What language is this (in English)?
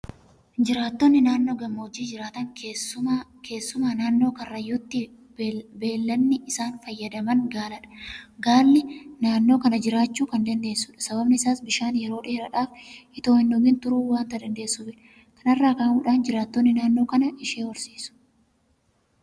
Oromo